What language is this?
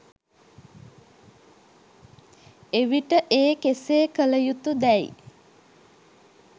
Sinhala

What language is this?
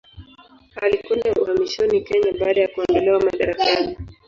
Swahili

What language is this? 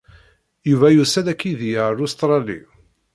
Kabyle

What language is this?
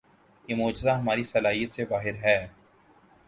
Urdu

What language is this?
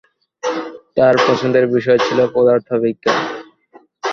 Bangla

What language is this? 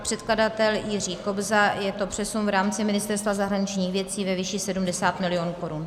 Czech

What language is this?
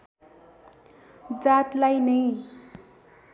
Nepali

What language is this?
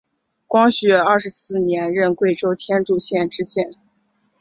Chinese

